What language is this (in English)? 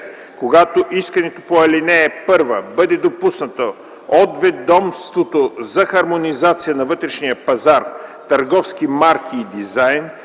Bulgarian